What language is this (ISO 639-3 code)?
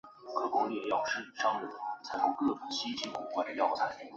zho